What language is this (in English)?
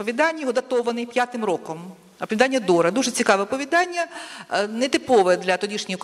Ukrainian